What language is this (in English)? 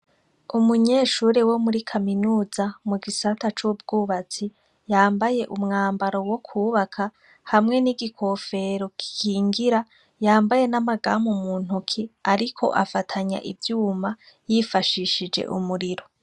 Rundi